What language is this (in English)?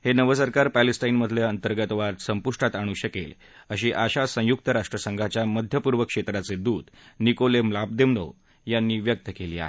Marathi